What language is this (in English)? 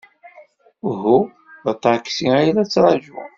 Kabyle